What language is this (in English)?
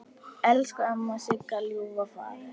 Icelandic